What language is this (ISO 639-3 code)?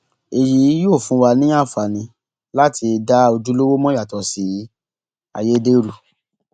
yor